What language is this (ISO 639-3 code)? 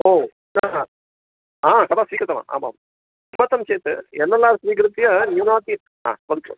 san